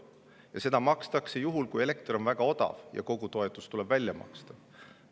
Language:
Estonian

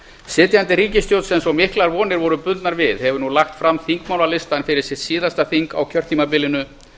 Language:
Icelandic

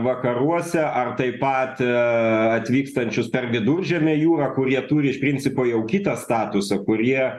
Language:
Lithuanian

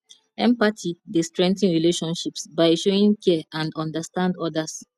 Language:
Nigerian Pidgin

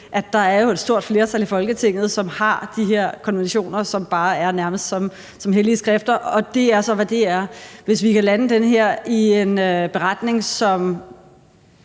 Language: Danish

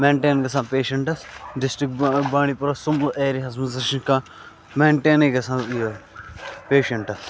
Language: Kashmiri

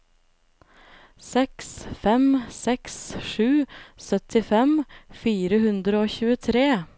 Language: Norwegian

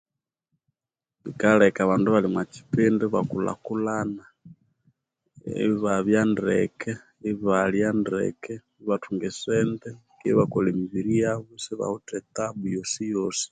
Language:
Konzo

